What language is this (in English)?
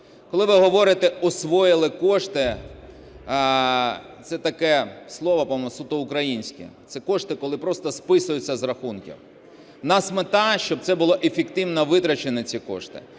Ukrainian